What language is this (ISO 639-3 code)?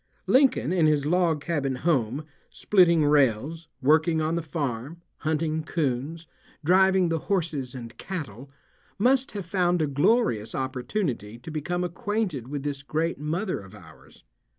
eng